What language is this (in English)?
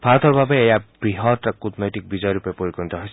Assamese